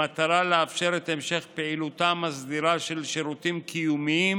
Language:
Hebrew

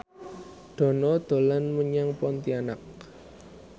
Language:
Javanese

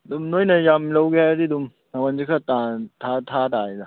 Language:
Manipuri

